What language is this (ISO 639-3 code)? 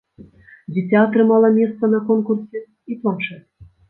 bel